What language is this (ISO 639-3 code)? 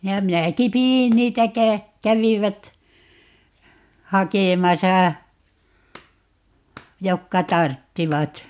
fin